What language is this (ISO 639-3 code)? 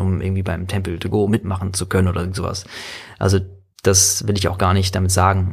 deu